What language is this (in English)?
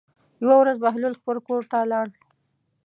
Pashto